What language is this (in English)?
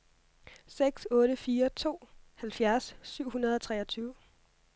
Danish